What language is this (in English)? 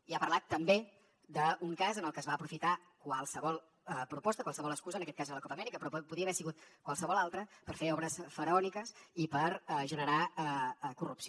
Catalan